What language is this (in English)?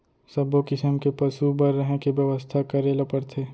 Chhattisgarhi